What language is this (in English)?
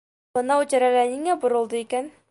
Bashkir